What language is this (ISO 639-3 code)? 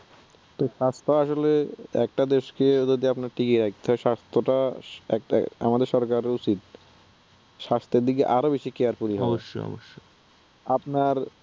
ben